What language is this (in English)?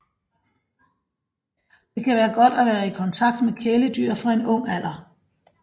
Danish